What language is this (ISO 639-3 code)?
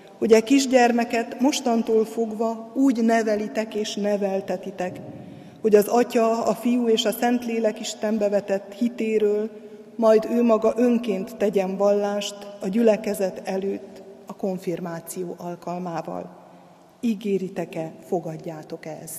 hun